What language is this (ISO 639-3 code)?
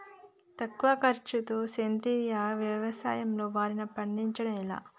tel